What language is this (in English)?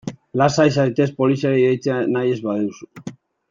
Basque